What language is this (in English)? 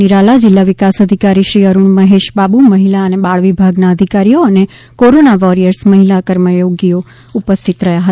Gujarati